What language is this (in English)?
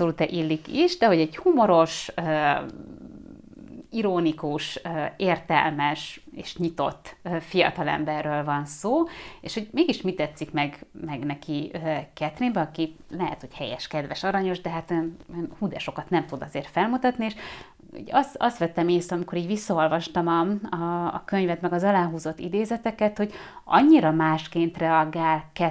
Hungarian